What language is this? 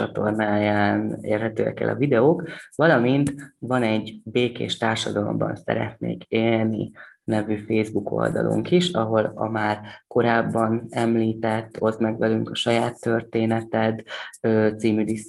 Hungarian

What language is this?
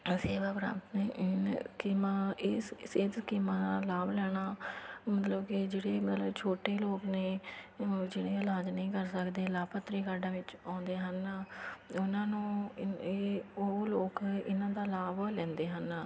Punjabi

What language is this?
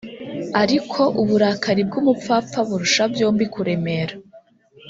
Kinyarwanda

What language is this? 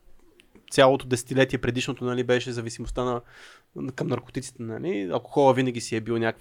Bulgarian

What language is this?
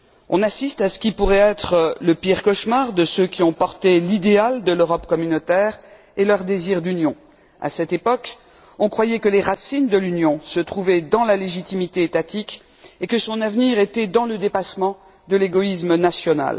French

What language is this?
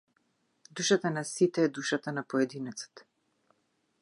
Macedonian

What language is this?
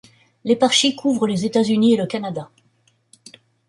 French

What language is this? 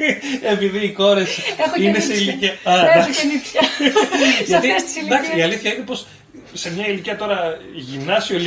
Greek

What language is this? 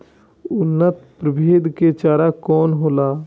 Bhojpuri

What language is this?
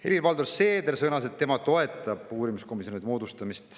Estonian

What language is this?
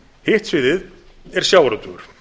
Icelandic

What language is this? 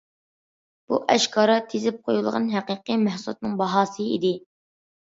Uyghur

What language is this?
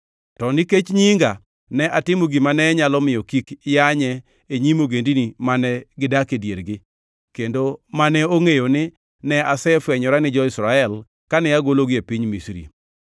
Luo (Kenya and Tanzania)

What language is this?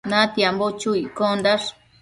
Matsés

